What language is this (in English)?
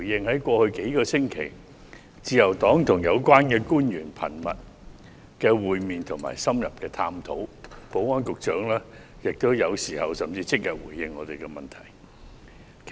Cantonese